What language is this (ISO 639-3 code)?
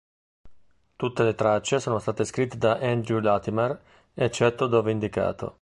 ita